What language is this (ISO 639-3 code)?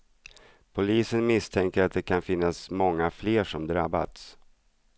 swe